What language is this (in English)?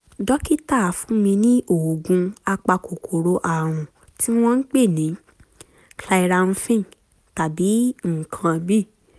Yoruba